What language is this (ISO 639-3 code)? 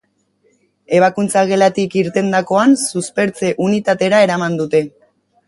eus